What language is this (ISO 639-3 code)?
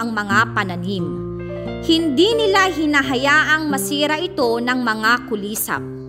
fil